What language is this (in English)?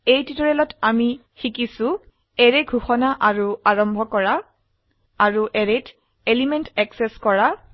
Assamese